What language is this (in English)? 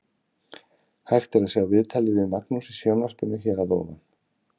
Icelandic